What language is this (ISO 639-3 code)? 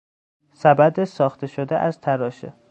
fas